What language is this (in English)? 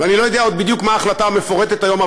Hebrew